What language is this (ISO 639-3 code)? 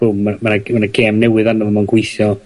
cym